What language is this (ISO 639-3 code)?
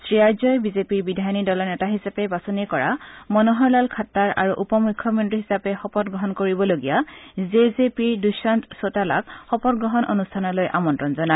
asm